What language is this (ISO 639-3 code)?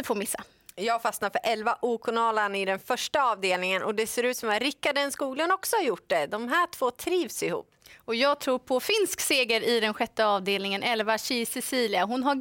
swe